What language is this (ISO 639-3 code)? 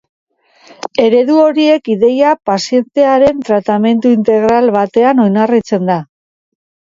eus